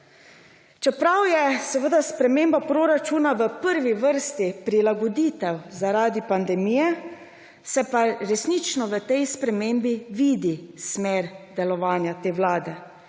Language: Slovenian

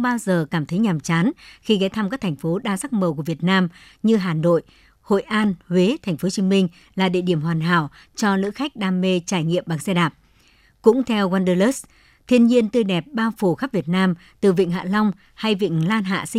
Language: Vietnamese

